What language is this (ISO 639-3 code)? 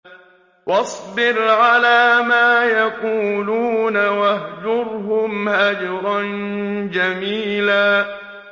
ara